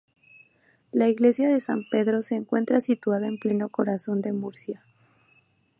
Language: Spanish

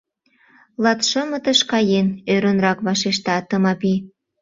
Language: Mari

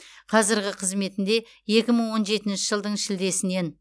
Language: Kazakh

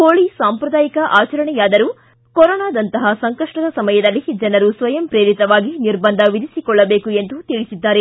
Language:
Kannada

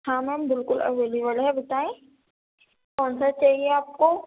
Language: Urdu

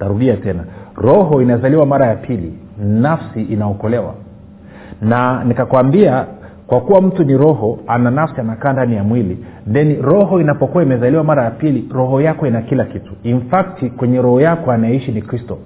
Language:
Swahili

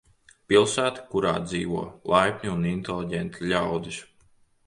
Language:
Latvian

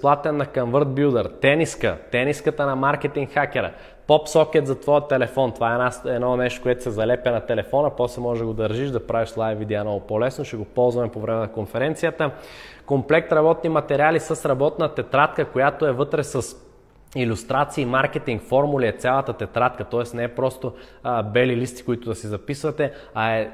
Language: Bulgarian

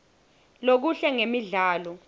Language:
Swati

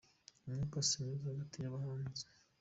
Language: Kinyarwanda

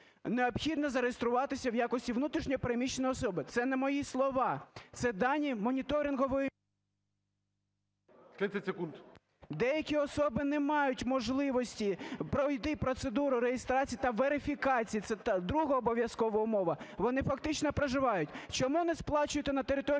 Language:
Ukrainian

